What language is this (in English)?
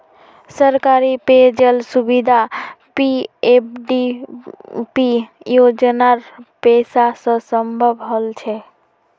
Magahi